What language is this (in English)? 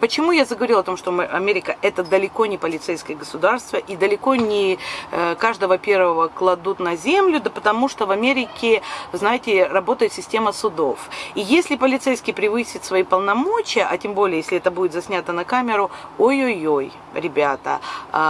Russian